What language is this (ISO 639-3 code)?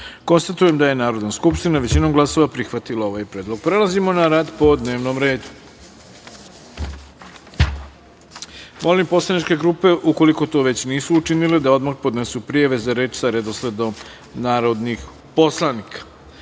srp